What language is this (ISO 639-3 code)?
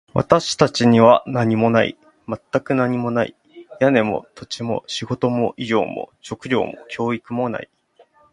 jpn